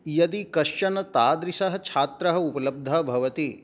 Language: Sanskrit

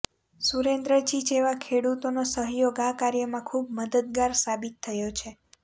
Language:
Gujarati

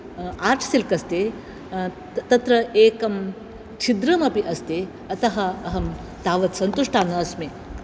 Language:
Sanskrit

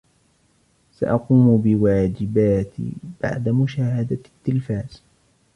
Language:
Arabic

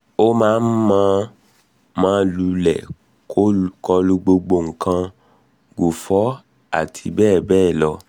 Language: Yoruba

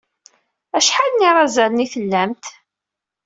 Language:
Kabyle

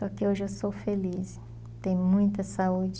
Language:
Portuguese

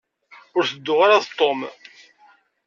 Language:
Kabyle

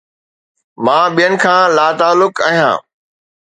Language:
Sindhi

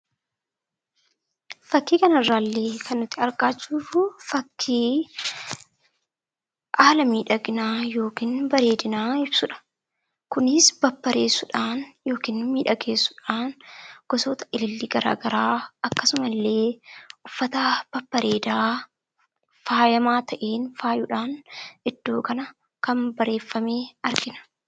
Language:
Oromo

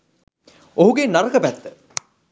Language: Sinhala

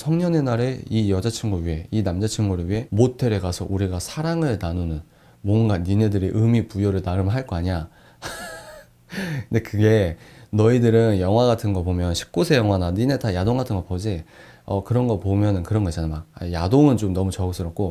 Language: Korean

